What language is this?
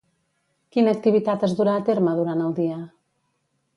Catalan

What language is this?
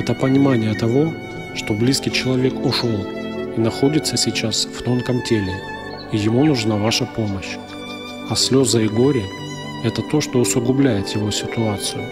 Russian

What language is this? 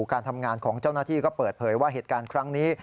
Thai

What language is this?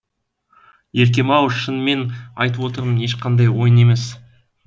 Kazakh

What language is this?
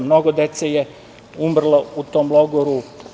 Serbian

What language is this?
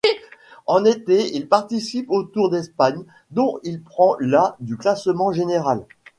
French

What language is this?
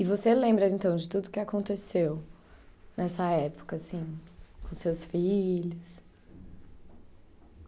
Portuguese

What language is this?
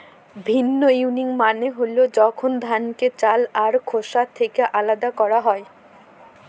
Bangla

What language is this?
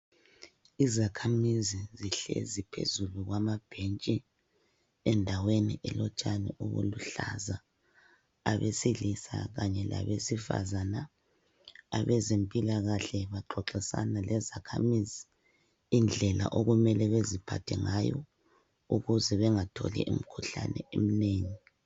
North Ndebele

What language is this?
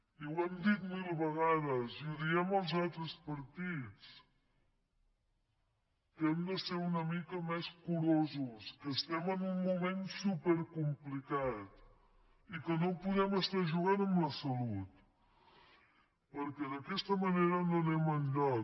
Catalan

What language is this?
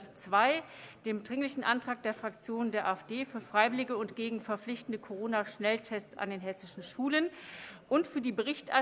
German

